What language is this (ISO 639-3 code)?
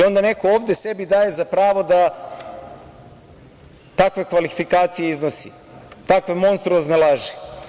srp